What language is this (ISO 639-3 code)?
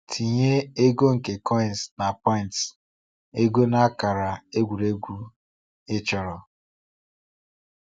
ibo